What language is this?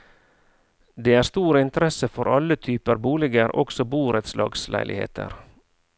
Norwegian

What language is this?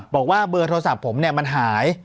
Thai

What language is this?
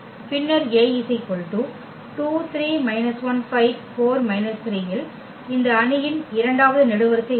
Tamil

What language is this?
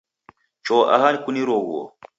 Taita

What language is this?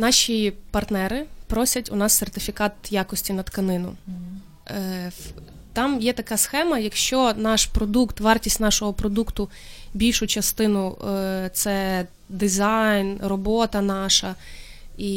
Ukrainian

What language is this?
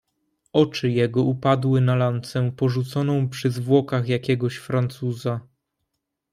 Polish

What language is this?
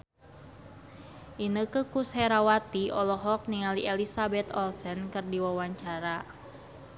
Sundanese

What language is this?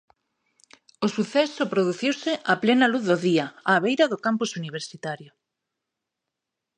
Galician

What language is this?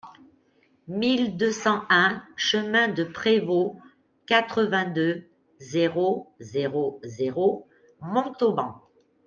French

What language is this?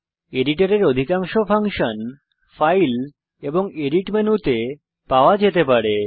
Bangla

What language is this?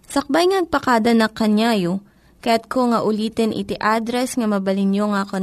Filipino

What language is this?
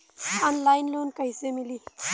Bhojpuri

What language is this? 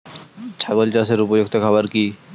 Bangla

